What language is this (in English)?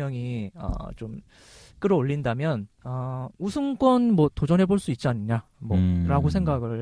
Korean